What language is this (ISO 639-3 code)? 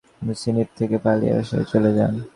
ben